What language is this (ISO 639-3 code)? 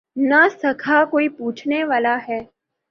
urd